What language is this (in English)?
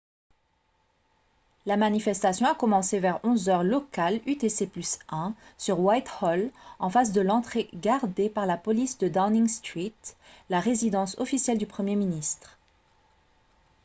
French